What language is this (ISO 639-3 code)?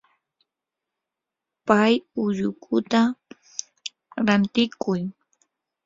qur